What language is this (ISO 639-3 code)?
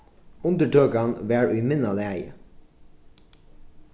fao